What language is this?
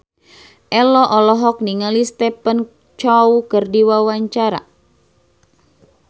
Sundanese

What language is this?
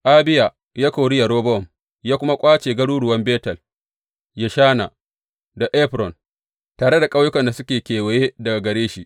Hausa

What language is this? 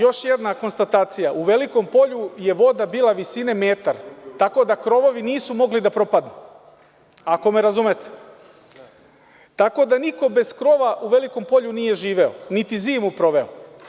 Serbian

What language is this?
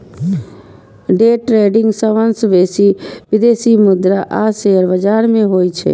Maithili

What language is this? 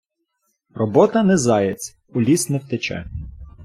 Ukrainian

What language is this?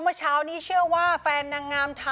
Thai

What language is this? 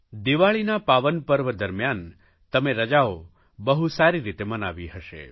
Gujarati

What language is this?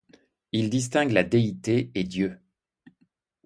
French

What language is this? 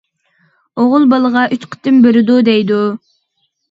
Uyghur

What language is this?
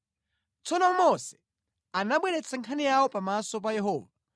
Nyanja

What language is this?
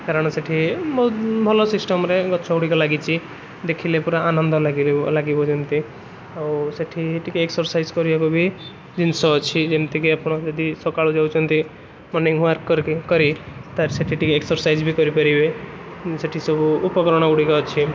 Odia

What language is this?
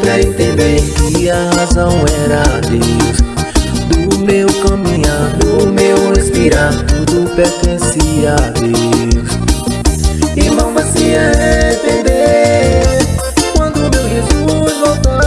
Portuguese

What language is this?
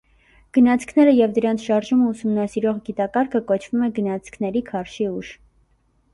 Armenian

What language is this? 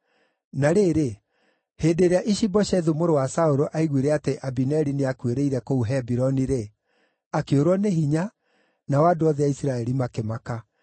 Kikuyu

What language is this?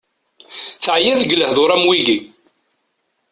Kabyle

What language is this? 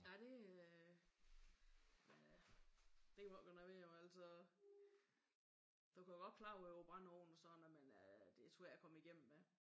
Danish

